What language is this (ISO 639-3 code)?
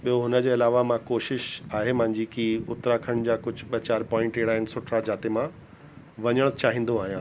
snd